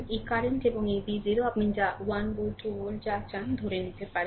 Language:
Bangla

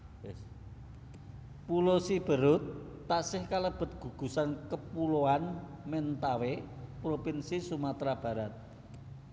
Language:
Javanese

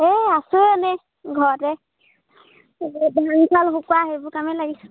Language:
Assamese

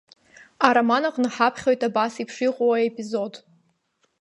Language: Abkhazian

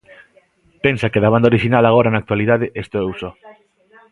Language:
Galician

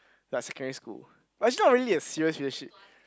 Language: English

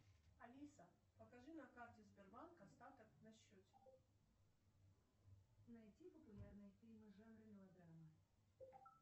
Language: Russian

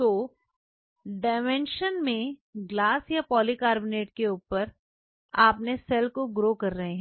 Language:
Hindi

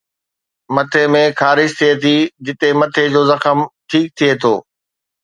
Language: Sindhi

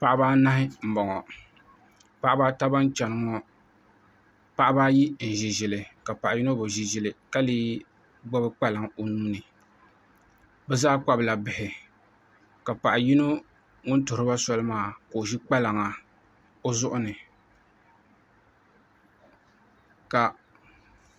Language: Dagbani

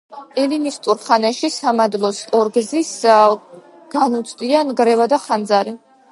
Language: Georgian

